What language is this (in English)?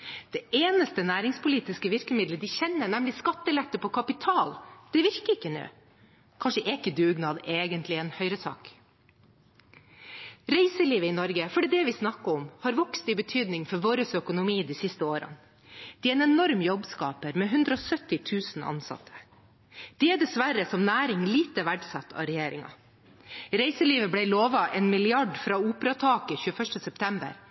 Norwegian Bokmål